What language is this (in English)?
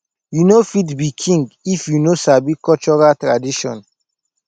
Nigerian Pidgin